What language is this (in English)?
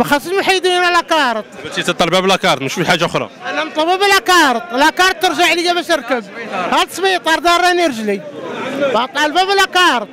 Arabic